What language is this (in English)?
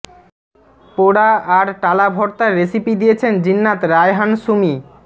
Bangla